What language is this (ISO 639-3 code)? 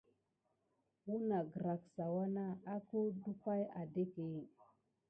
gid